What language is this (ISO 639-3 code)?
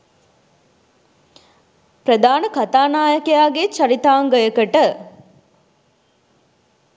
sin